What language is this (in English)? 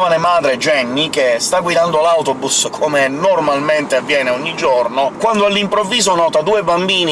Italian